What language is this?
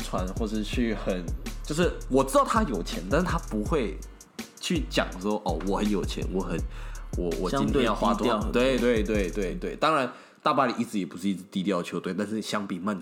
Chinese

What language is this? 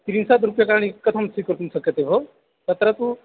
Sanskrit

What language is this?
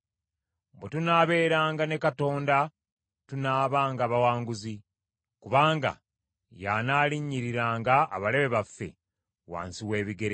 Ganda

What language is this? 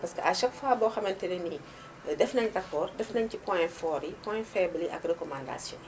Wolof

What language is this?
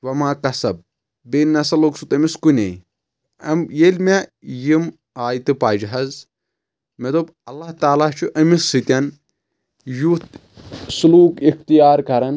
Kashmiri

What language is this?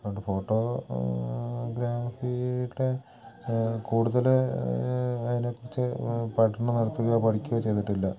Malayalam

